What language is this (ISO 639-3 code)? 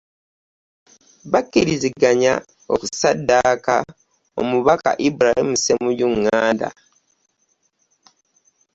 lug